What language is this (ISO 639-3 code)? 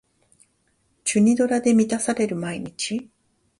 jpn